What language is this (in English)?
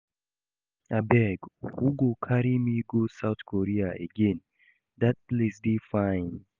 Nigerian Pidgin